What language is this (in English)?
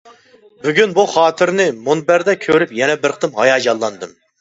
Uyghur